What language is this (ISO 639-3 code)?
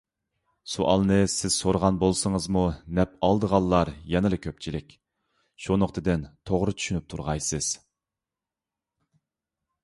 uig